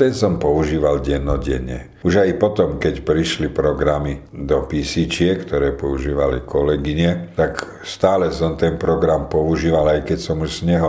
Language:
Slovak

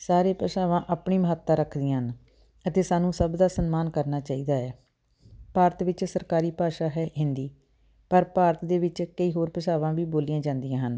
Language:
Punjabi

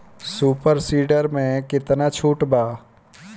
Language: Bhojpuri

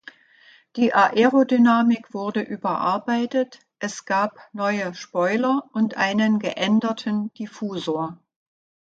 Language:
German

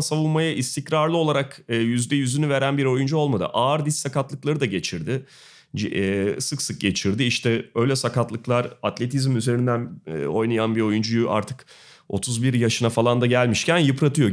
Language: Turkish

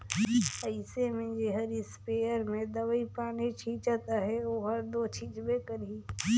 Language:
Chhattisgarhi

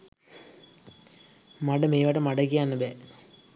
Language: Sinhala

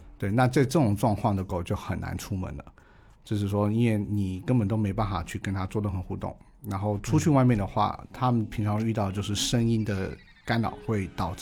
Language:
Chinese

